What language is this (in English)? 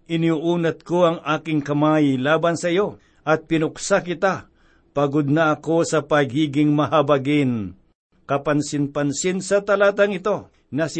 Filipino